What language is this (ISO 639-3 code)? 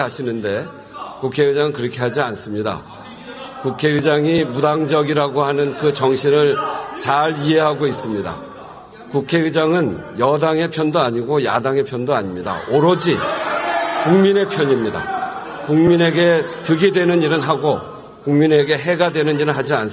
kor